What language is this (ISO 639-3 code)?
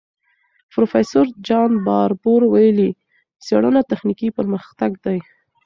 pus